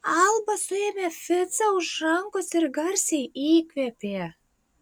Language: Lithuanian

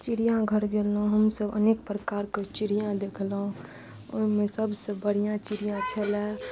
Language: Maithili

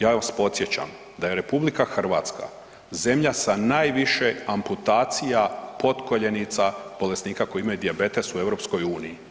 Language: Croatian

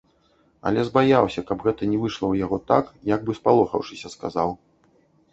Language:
Belarusian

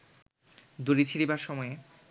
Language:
Bangla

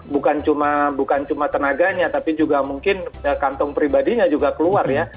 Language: Indonesian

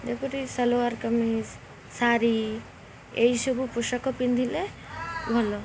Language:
Odia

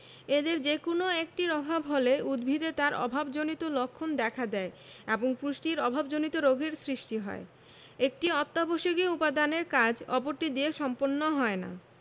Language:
Bangla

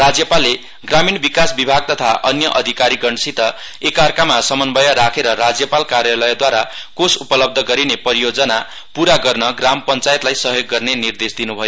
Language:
Nepali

